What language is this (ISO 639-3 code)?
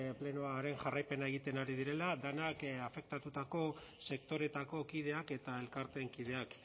eus